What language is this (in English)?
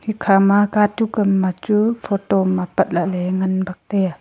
Wancho Naga